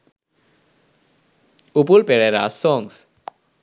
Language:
Sinhala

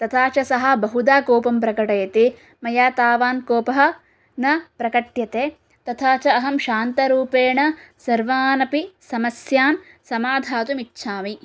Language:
Sanskrit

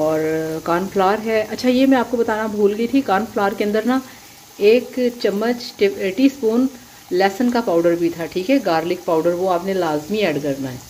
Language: Hindi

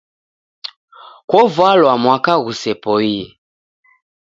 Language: Taita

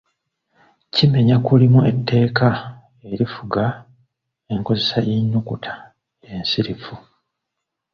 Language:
Ganda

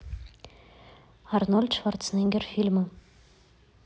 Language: Russian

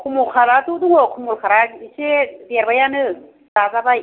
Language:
Bodo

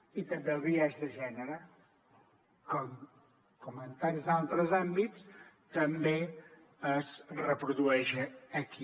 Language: Catalan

